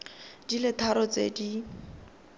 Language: Tswana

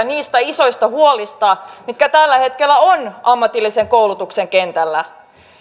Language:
Finnish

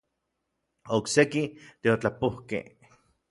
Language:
Orizaba Nahuatl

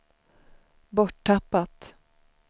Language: Swedish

